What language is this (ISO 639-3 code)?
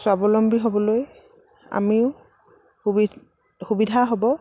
asm